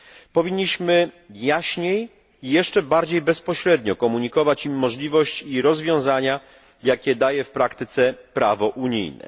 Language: Polish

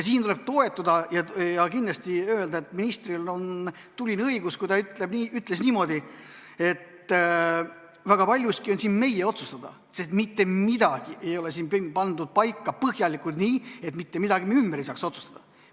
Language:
Estonian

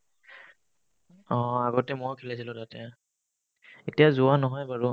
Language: Assamese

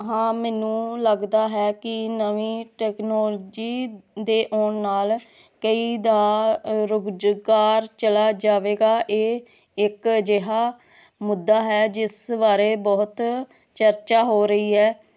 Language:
Punjabi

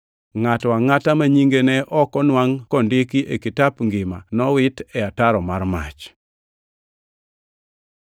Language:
Luo (Kenya and Tanzania)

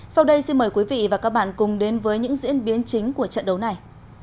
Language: Vietnamese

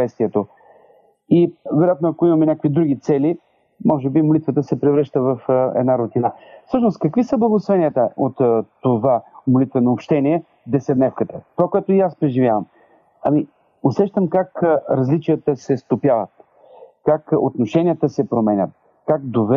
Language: Bulgarian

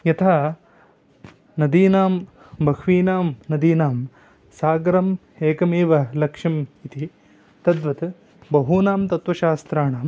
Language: Sanskrit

